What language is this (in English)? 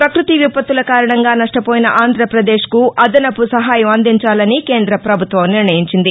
Telugu